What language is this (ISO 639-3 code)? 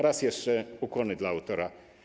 pol